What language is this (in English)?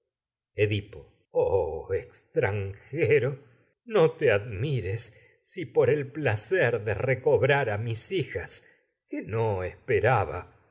Spanish